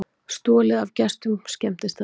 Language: Icelandic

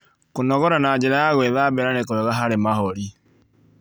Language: Kikuyu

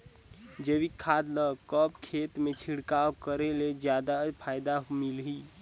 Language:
Chhattisgarhi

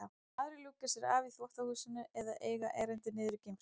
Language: Icelandic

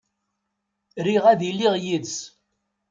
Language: Kabyle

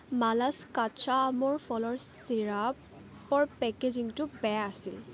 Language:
Assamese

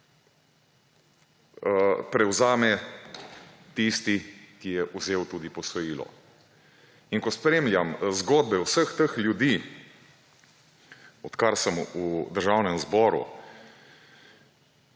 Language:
Slovenian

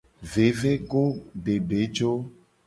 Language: Gen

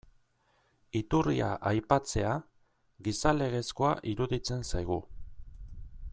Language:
Basque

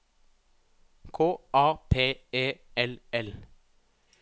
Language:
Norwegian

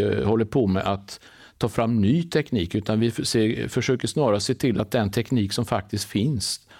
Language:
Swedish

